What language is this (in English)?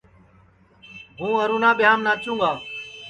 Sansi